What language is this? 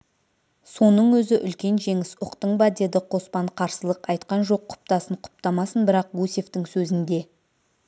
Kazakh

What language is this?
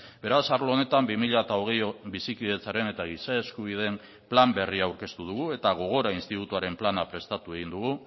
Basque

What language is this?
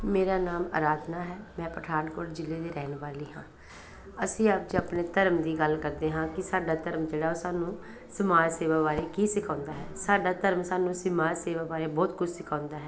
Punjabi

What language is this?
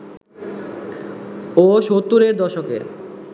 Bangla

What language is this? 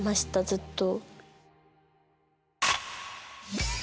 Japanese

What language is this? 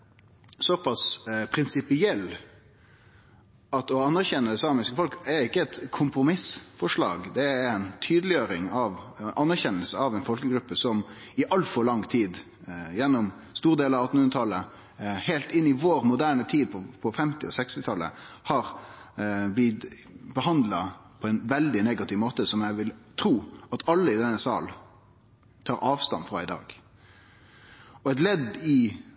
Norwegian Nynorsk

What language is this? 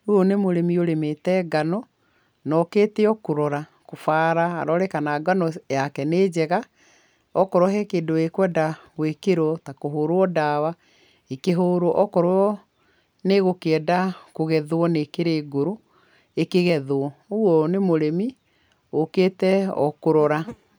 Kikuyu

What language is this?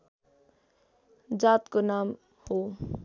Nepali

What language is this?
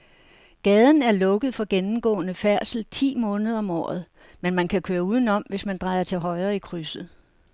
Danish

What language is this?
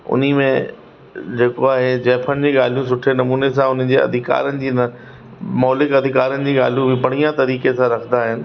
Sindhi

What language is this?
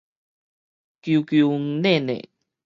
Min Nan Chinese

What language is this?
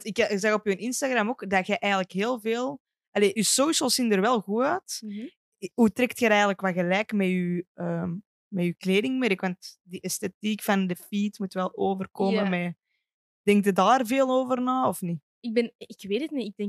Dutch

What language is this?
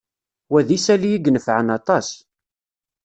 Kabyle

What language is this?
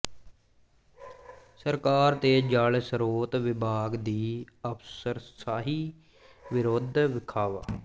Punjabi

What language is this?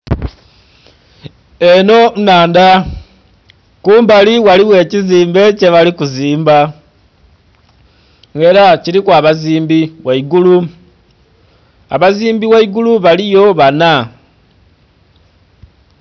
Soga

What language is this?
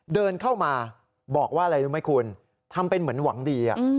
Thai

